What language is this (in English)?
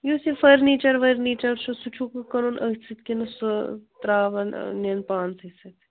Kashmiri